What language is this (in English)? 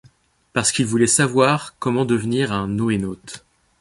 French